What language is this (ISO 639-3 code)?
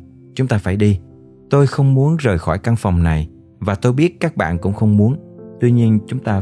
vie